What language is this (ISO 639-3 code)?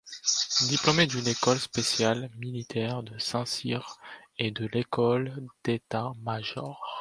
fra